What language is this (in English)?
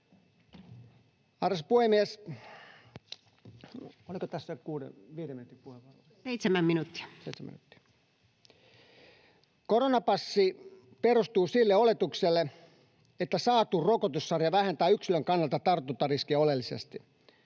Finnish